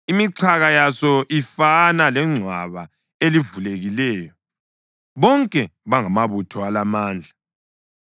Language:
North Ndebele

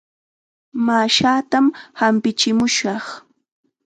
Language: Chiquián Ancash Quechua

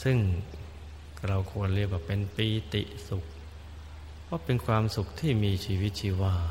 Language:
Thai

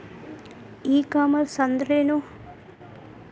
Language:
Kannada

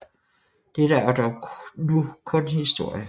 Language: Danish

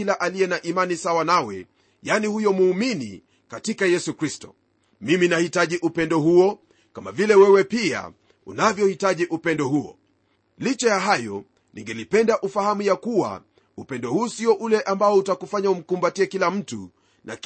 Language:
Swahili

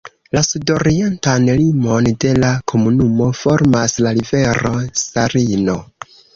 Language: Esperanto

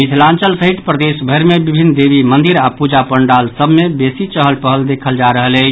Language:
Maithili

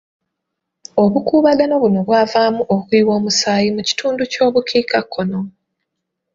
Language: Ganda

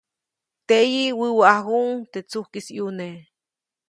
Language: Copainalá Zoque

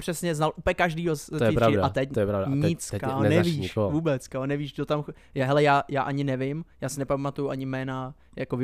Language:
Czech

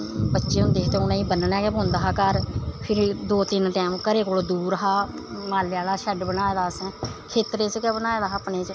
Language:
Dogri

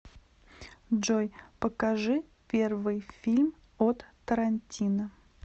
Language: Russian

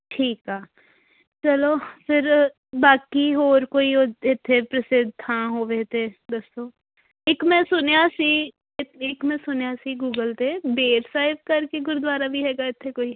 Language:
Punjabi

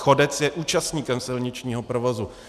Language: Czech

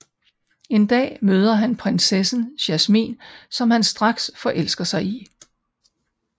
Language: Danish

